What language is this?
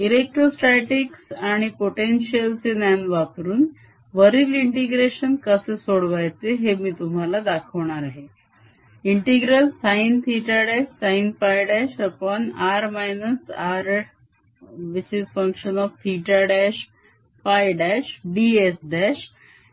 Marathi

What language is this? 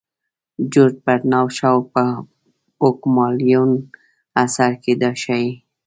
Pashto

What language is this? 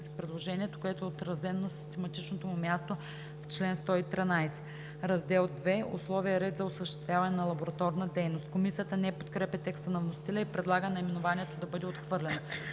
Bulgarian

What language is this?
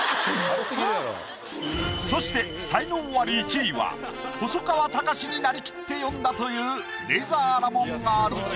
Japanese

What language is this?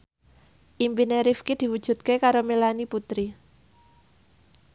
Javanese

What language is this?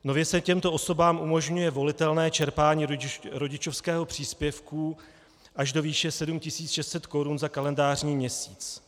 Czech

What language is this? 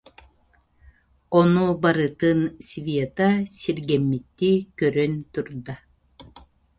Yakut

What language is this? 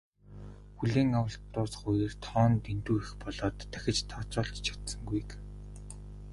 Mongolian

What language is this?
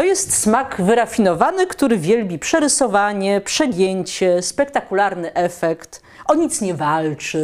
Polish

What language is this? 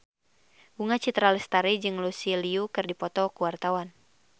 Sundanese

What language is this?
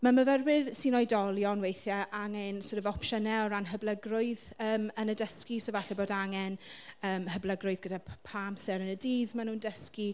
Welsh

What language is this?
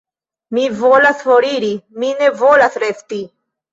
Esperanto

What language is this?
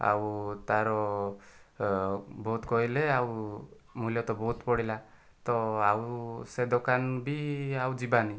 Odia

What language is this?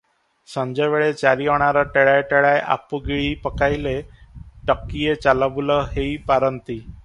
Odia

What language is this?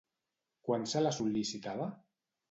Catalan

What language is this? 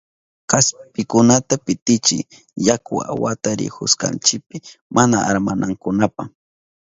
Southern Pastaza Quechua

